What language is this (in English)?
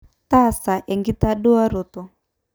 Masai